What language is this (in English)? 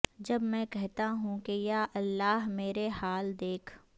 Urdu